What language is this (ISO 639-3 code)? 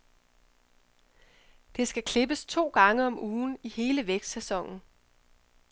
dan